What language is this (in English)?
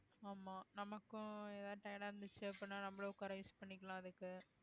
Tamil